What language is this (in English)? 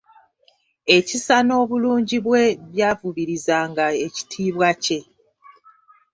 Ganda